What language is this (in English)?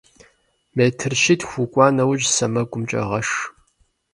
Kabardian